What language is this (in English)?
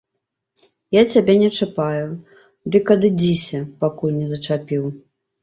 Belarusian